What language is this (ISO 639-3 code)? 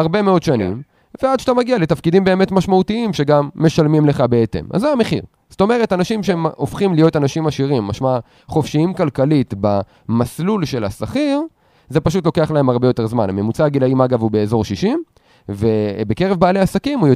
heb